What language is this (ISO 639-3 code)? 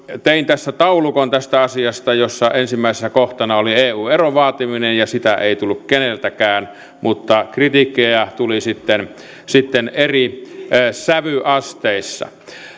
fin